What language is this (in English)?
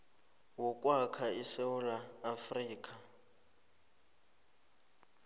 South Ndebele